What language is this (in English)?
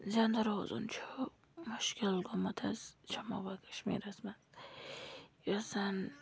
Kashmiri